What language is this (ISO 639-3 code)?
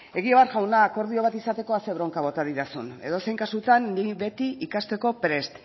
eus